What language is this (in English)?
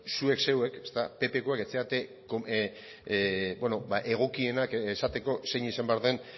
Basque